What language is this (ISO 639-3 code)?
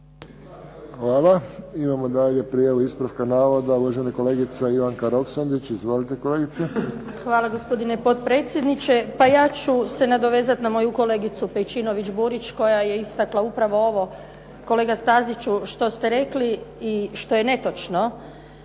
hrv